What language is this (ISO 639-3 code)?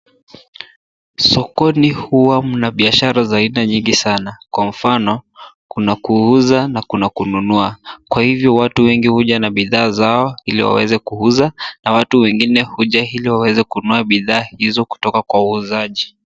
swa